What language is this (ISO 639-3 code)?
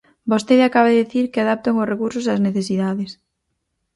glg